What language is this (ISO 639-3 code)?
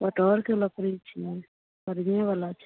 mai